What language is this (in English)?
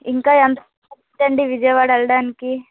Telugu